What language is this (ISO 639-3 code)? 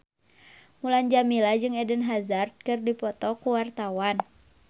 sun